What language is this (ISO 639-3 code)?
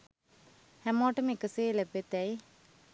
sin